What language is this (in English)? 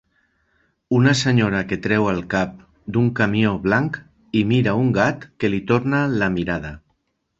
Catalan